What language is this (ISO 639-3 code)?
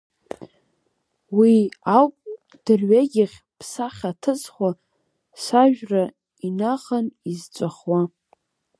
abk